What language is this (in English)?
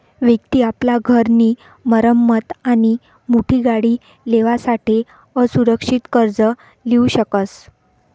Marathi